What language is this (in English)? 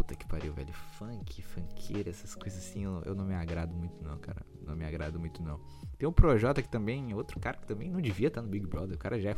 Portuguese